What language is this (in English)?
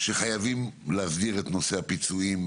Hebrew